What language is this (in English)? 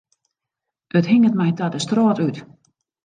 Western Frisian